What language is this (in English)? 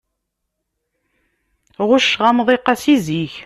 Kabyle